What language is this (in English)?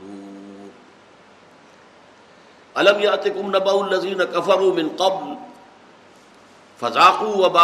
Urdu